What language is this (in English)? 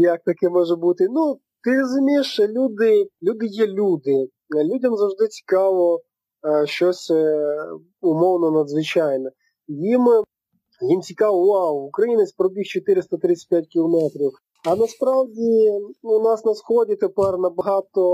Ukrainian